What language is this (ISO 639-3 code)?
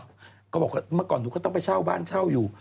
tha